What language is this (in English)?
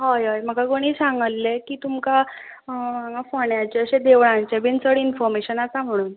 Konkani